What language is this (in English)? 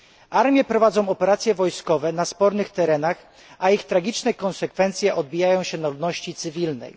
Polish